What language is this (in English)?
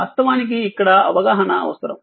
Telugu